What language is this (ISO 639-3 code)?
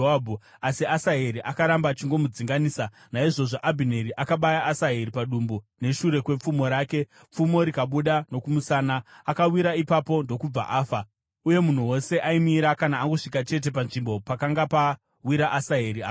sna